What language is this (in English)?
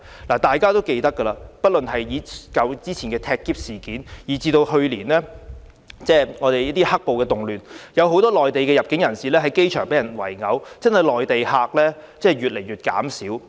Cantonese